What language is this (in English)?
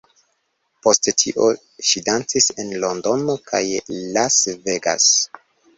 Esperanto